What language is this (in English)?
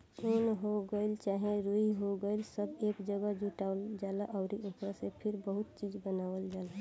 Bhojpuri